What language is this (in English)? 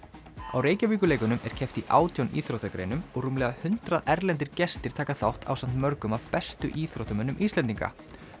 Icelandic